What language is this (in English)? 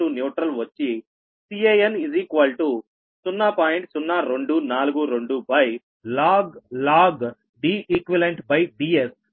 Telugu